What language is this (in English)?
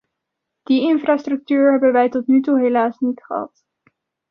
Dutch